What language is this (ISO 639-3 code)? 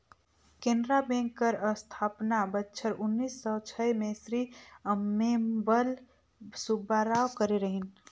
hne